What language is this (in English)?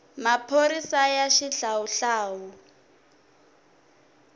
Tsonga